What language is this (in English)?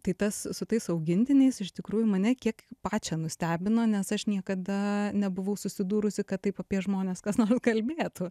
Lithuanian